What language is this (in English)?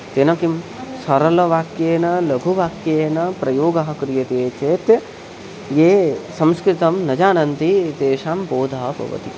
Sanskrit